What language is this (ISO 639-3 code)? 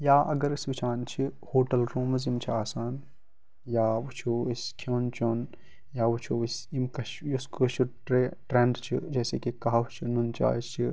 kas